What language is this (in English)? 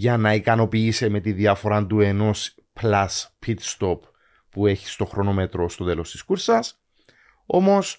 Greek